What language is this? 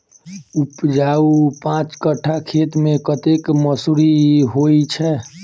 Maithili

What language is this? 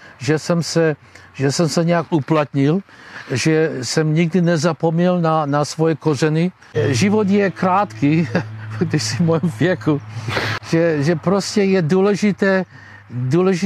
Czech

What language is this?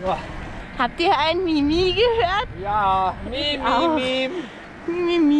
German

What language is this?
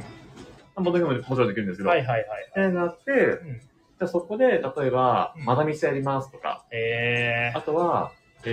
Japanese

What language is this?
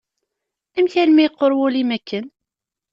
Kabyle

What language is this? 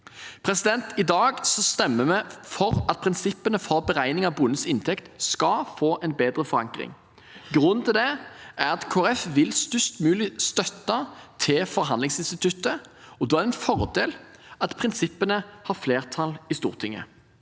Norwegian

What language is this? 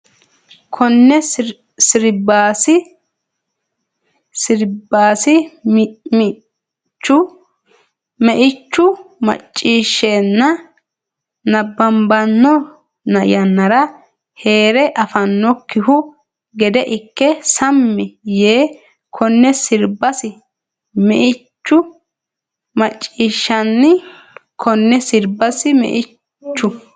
Sidamo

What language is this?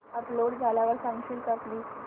Marathi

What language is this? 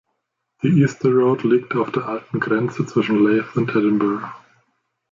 German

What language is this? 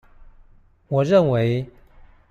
Chinese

